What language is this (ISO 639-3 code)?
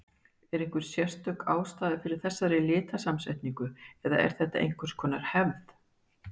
isl